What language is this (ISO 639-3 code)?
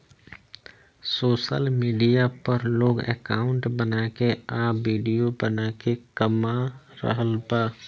bho